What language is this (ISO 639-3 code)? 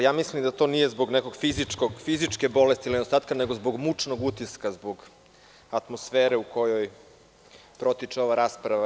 srp